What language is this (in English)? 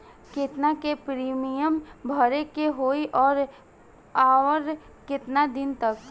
Bhojpuri